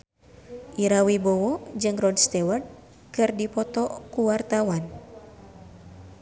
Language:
Sundanese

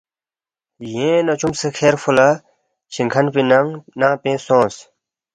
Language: Balti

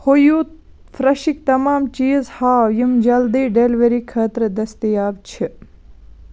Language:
Kashmiri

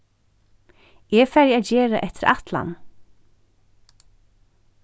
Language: Faroese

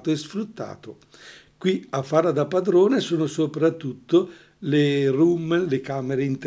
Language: Italian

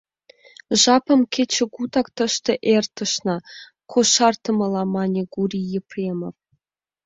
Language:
Mari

